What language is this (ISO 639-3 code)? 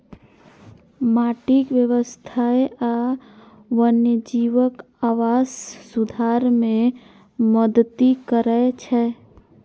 mai